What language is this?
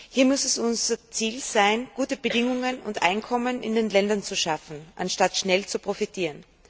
German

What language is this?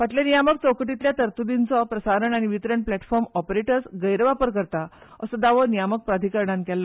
Konkani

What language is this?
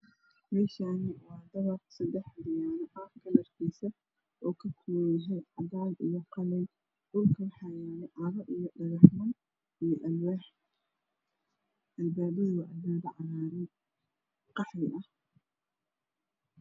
Somali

